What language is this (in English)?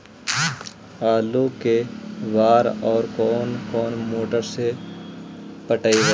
Magahi